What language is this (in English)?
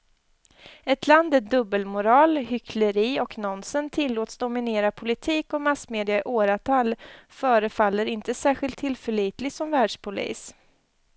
Swedish